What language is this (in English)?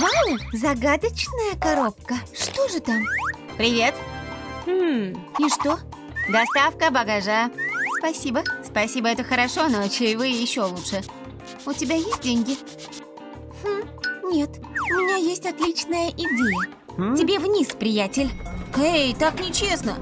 Russian